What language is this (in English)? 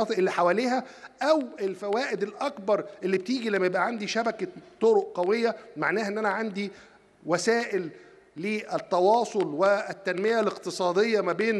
Arabic